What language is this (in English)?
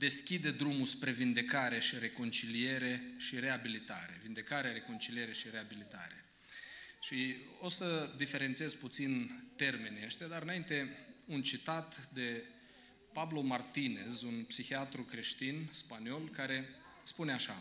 Romanian